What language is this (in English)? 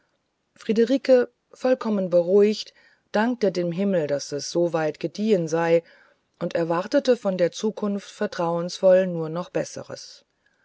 German